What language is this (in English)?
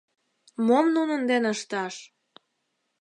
Mari